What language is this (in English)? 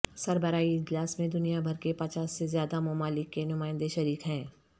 Urdu